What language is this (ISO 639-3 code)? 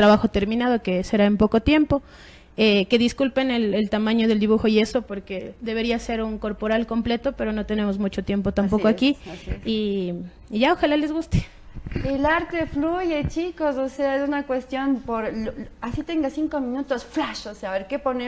spa